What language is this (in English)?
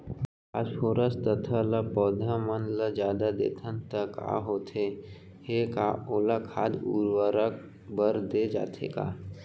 Chhattisgarhi